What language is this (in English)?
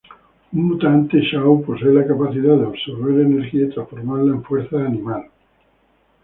Spanish